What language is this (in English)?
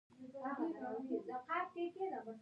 Pashto